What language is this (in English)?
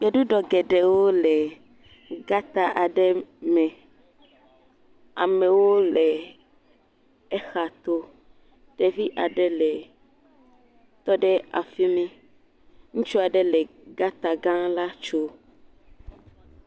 Ewe